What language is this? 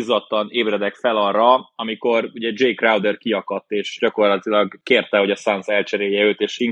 Hungarian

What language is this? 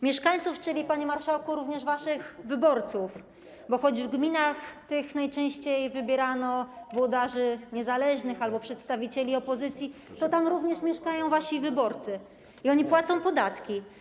Polish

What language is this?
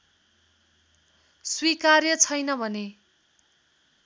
Nepali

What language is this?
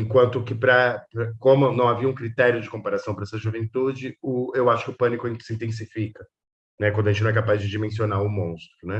Portuguese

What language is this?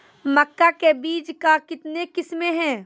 Maithili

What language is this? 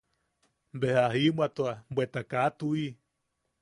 Yaqui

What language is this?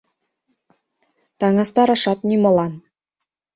Mari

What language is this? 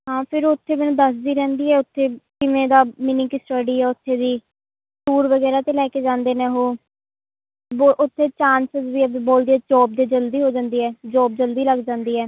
Punjabi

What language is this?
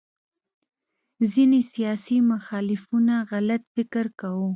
Pashto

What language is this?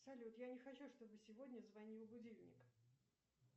Russian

